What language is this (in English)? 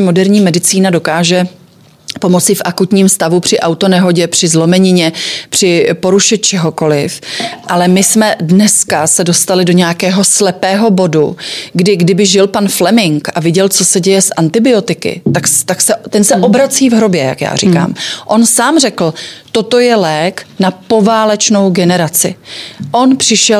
Czech